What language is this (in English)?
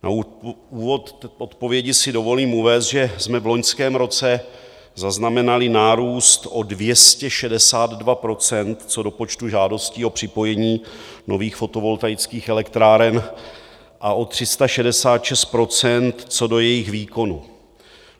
Czech